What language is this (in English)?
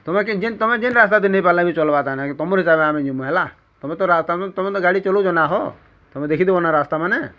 Odia